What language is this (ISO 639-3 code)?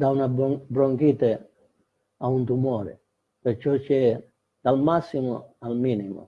ita